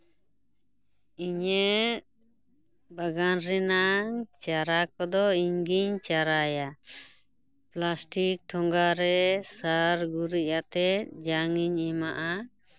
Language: Santali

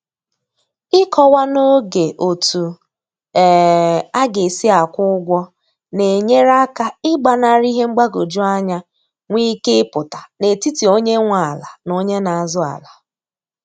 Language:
Igbo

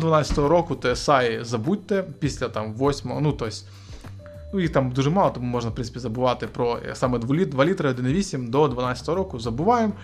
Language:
Ukrainian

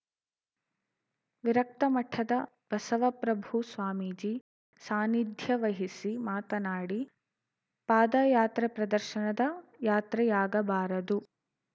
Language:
Kannada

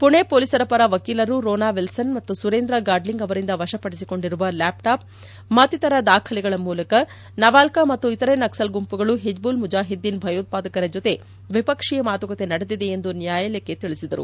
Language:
Kannada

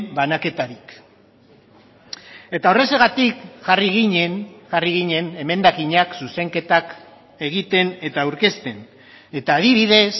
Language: Basque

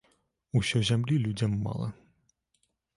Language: Belarusian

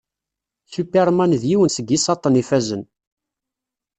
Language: Kabyle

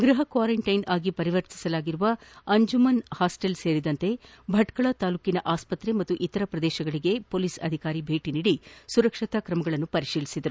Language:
Kannada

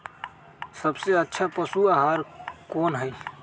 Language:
Magahi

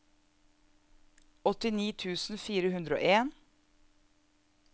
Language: Norwegian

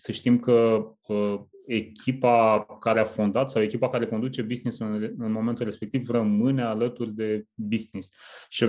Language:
Romanian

